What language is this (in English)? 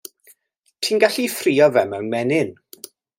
Welsh